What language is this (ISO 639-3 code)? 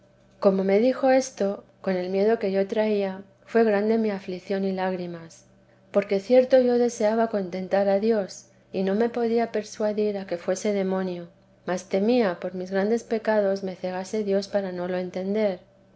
spa